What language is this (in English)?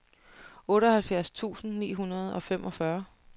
Danish